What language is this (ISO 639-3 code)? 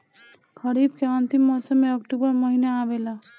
bho